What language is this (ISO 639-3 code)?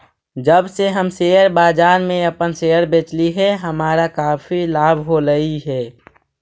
mag